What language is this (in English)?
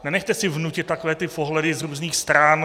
Czech